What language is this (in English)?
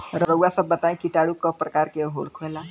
Bhojpuri